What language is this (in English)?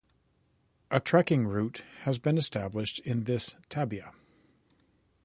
English